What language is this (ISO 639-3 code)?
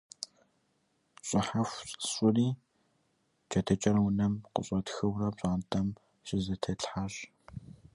kbd